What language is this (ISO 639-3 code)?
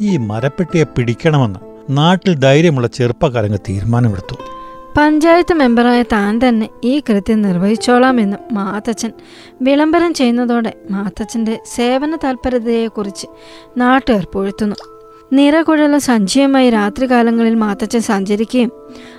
mal